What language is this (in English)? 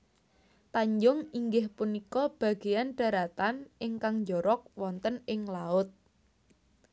Javanese